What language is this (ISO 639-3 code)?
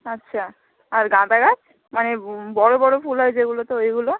ben